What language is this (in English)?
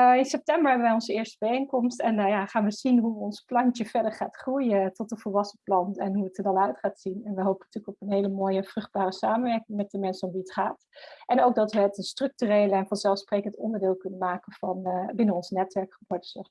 Dutch